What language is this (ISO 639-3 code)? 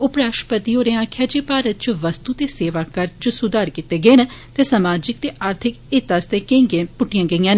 doi